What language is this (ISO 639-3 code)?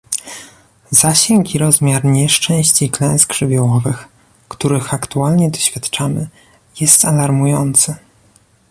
pol